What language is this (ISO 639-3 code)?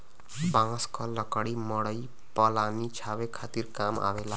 bho